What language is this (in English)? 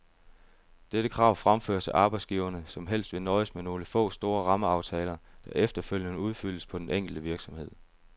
Danish